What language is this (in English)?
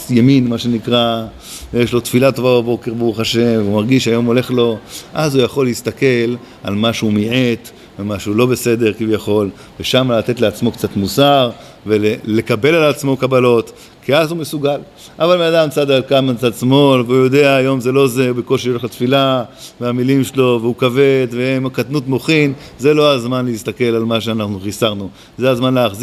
Hebrew